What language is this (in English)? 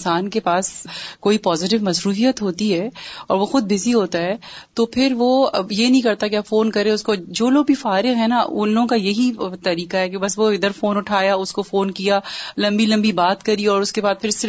Urdu